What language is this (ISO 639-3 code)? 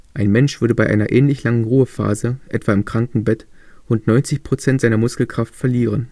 deu